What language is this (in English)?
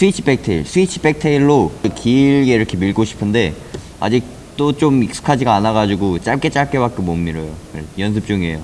Korean